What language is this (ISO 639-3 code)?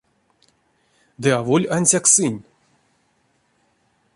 myv